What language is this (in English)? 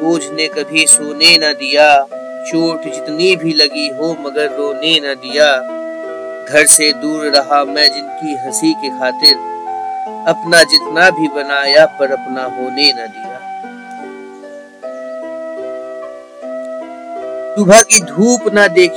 Hindi